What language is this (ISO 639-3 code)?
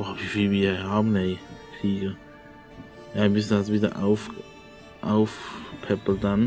deu